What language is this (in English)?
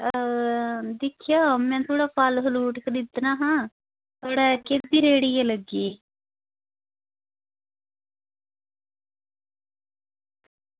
Dogri